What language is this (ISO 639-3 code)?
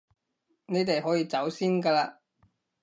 yue